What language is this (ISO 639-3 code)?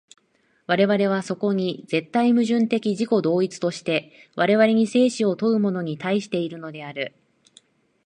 jpn